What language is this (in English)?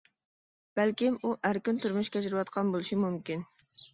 Uyghur